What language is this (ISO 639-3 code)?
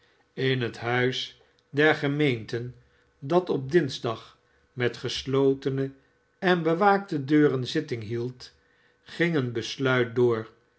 nld